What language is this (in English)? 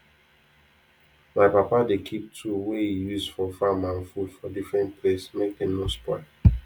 Nigerian Pidgin